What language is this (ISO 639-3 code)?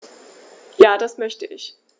deu